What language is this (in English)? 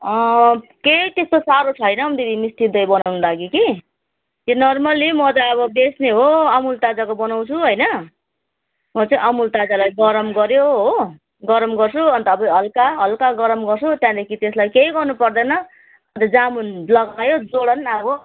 Nepali